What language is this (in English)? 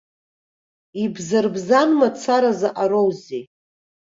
Abkhazian